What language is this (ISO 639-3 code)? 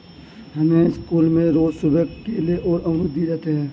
hin